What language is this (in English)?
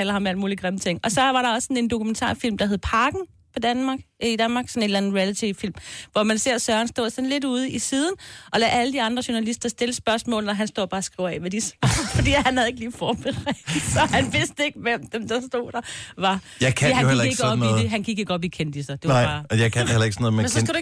Danish